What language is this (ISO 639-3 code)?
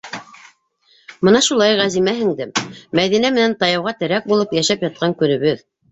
bak